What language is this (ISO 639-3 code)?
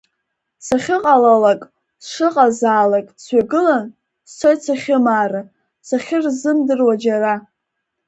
abk